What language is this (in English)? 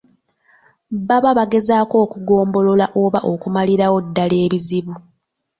Ganda